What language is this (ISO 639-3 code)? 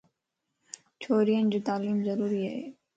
lss